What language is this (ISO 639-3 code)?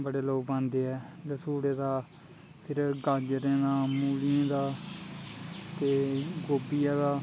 doi